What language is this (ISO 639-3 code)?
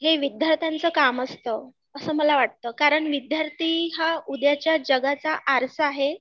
mar